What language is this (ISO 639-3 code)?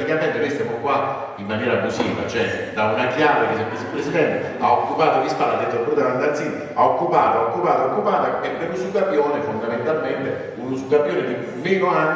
ita